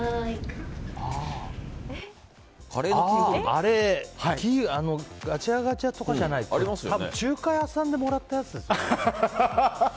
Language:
Japanese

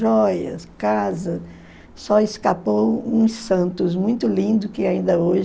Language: Portuguese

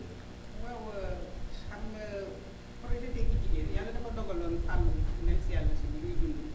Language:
Wolof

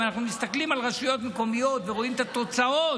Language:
Hebrew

